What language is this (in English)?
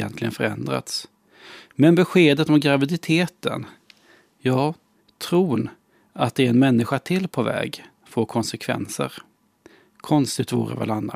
Swedish